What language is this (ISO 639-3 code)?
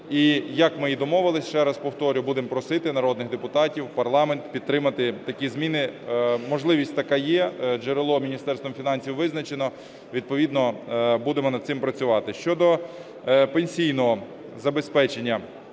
ukr